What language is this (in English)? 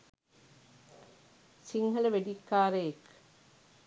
Sinhala